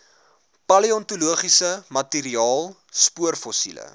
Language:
Afrikaans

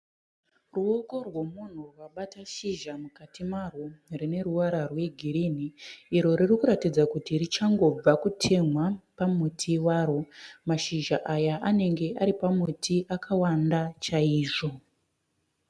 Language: Shona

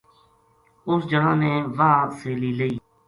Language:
Gujari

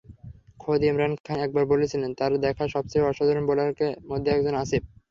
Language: Bangla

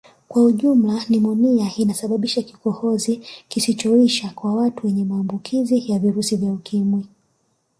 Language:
Swahili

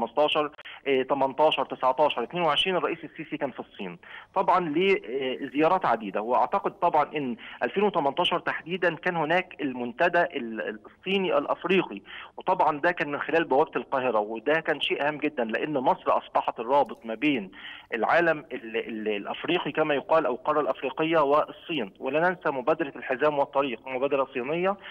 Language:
Arabic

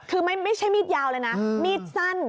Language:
Thai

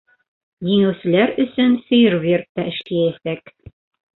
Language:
Bashkir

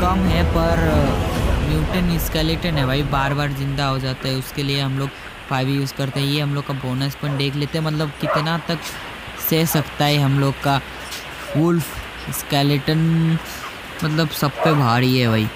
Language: Hindi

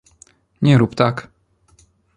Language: Polish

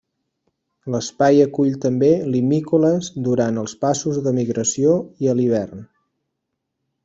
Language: Catalan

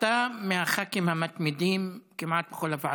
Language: Hebrew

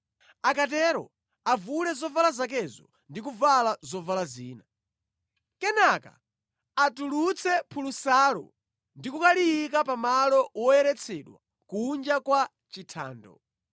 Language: Nyanja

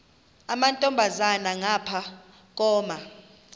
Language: Xhosa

